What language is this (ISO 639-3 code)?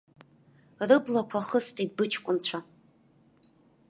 abk